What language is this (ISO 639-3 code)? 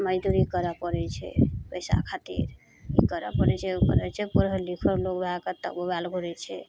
mai